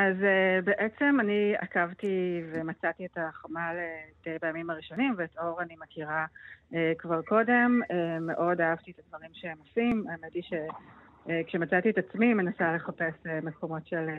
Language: Hebrew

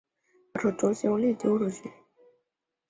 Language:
Chinese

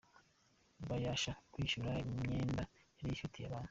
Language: Kinyarwanda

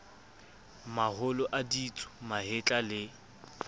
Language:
Southern Sotho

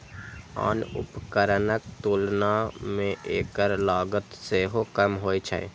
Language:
Maithili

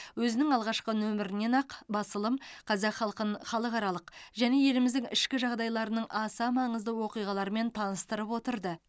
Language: Kazakh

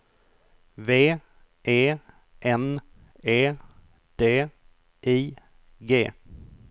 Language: Swedish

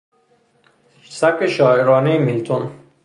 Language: Persian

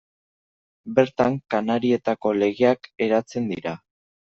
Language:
Basque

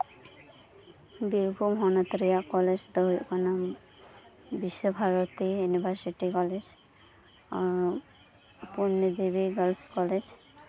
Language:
Santali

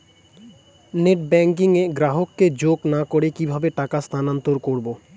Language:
Bangla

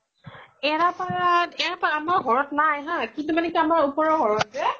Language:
Assamese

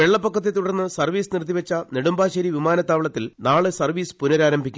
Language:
Malayalam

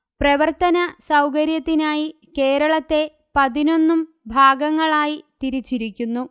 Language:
Malayalam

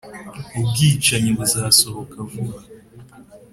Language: Kinyarwanda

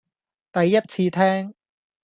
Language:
Cantonese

